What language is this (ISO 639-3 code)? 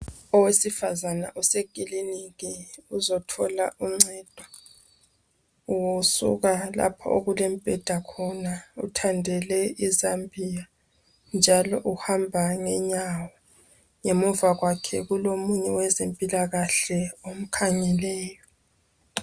nde